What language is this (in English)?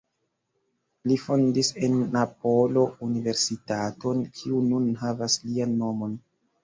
Esperanto